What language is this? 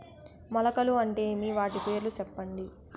Telugu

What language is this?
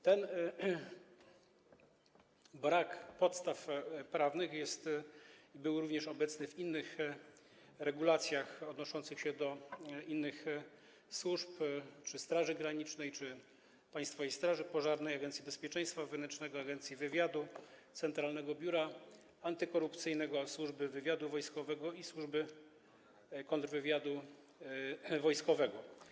Polish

